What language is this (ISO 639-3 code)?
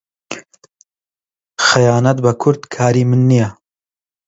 ckb